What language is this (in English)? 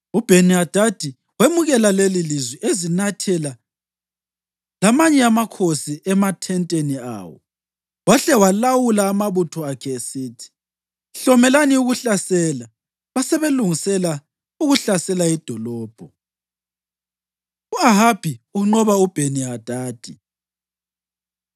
North Ndebele